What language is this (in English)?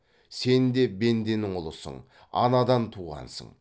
Kazakh